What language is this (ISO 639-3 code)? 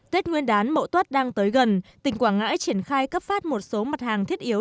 vie